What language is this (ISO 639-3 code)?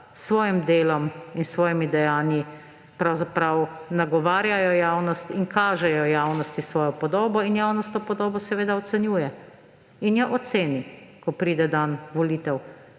slv